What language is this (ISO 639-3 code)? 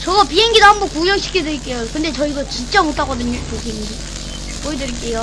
kor